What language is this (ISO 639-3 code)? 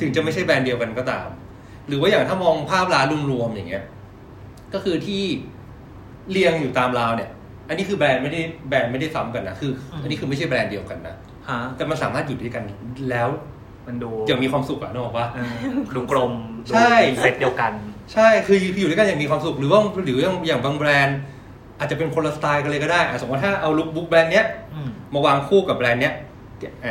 tha